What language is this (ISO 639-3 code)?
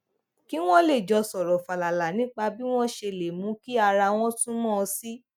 yor